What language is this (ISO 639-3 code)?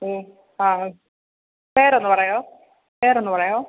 mal